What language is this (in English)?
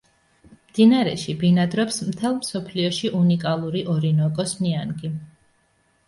Georgian